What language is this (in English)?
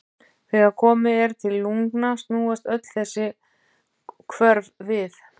Icelandic